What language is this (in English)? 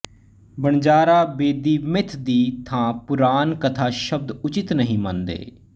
Punjabi